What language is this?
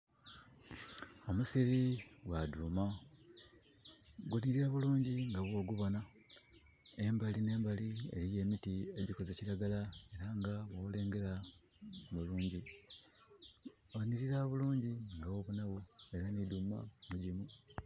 Soga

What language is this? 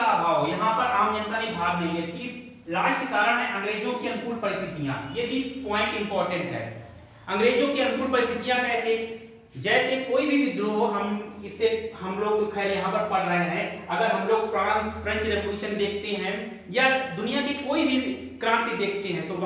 Hindi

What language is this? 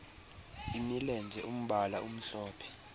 Xhosa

